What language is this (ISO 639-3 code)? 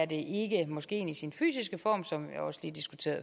dan